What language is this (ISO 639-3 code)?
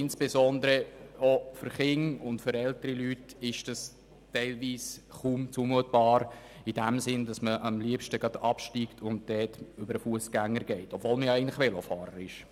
gsw